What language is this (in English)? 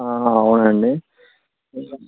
Telugu